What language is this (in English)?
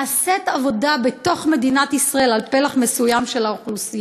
Hebrew